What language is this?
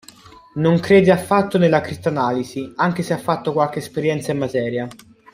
Italian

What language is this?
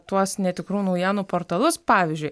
Lithuanian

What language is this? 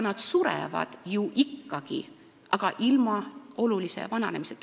Estonian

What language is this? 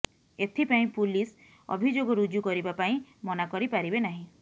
Odia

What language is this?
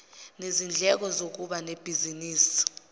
Zulu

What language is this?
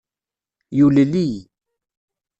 Kabyle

